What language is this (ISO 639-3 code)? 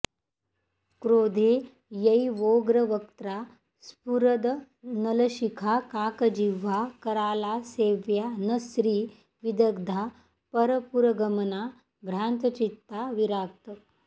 san